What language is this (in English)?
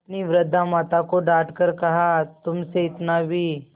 Hindi